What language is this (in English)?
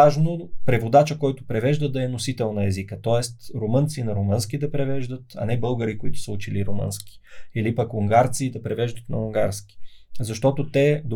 Bulgarian